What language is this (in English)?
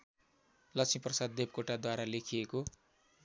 Nepali